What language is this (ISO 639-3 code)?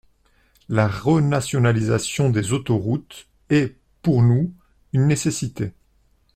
fra